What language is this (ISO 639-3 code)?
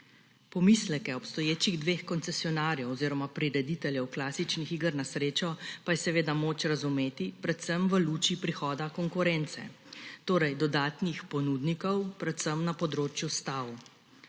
slv